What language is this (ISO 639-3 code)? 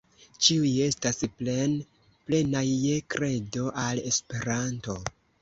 epo